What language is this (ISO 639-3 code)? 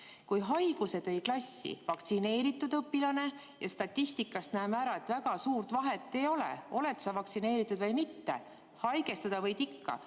est